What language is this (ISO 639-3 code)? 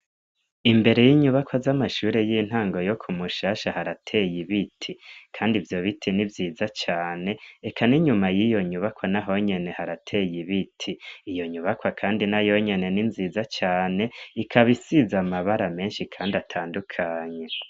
run